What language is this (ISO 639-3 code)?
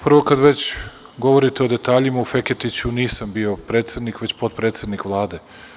srp